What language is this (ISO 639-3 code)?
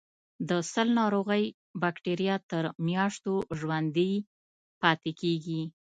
pus